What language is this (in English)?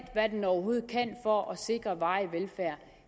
Danish